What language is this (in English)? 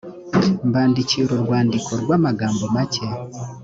Kinyarwanda